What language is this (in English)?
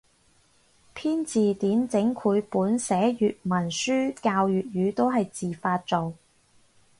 Cantonese